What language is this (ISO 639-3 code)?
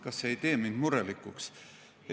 est